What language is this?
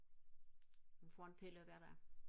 Danish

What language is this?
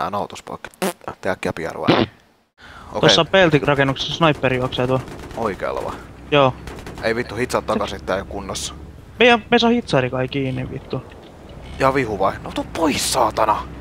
Finnish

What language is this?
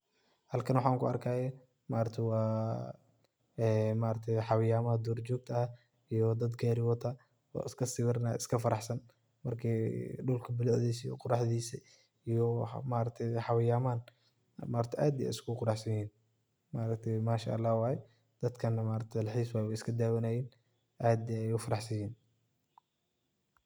Somali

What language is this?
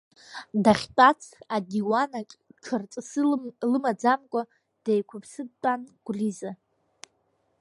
Abkhazian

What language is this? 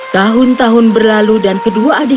Indonesian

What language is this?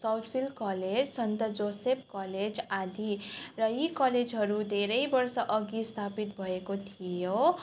Nepali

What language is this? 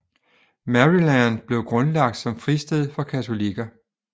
Danish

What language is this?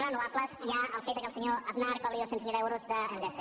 Catalan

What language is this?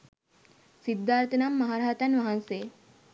Sinhala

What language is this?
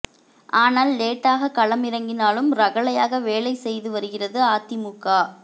Tamil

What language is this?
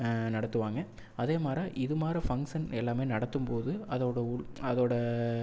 Tamil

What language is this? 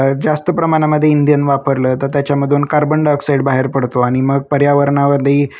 Marathi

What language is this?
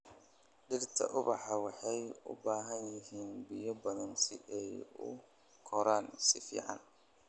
Somali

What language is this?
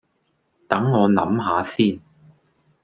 Cantonese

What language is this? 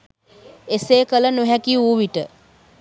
Sinhala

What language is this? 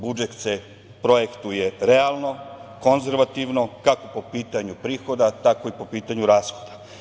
Serbian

